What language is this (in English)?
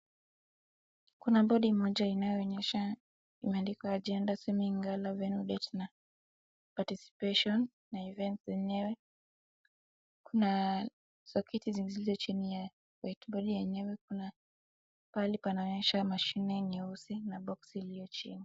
Swahili